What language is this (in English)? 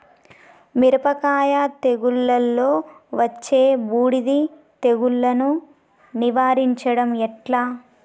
Telugu